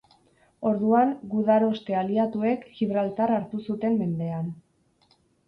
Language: Basque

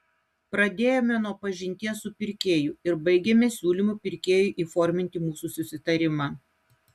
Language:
Lithuanian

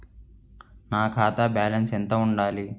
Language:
Telugu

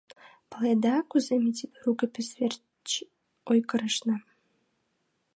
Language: Mari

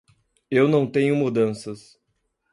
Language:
Portuguese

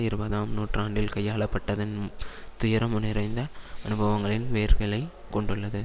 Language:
Tamil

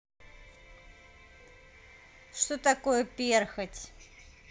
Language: Russian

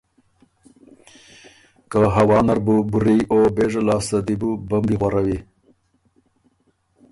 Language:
Ormuri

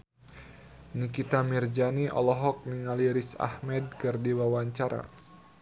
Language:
Sundanese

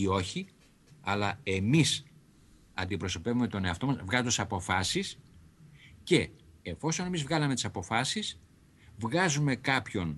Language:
Greek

